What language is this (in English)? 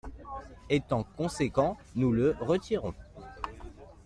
French